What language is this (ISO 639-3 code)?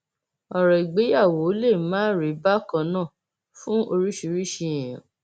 yor